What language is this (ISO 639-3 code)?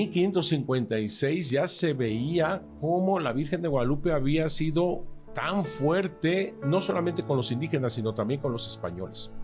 spa